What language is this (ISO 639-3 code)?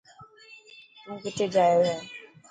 mki